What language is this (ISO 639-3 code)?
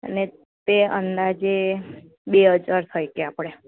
guj